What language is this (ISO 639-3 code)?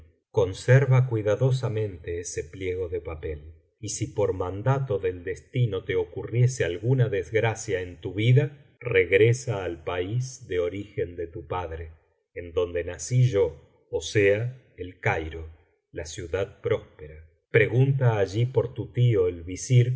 spa